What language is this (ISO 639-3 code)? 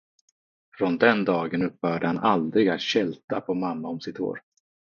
swe